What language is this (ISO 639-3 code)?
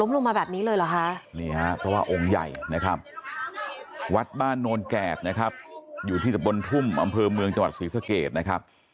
tha